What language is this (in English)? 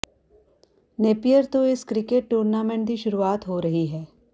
Punjabi